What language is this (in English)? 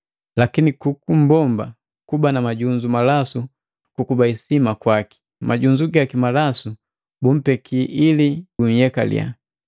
Matengo